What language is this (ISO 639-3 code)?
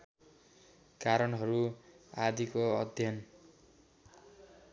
nep